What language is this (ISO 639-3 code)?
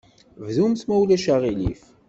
kab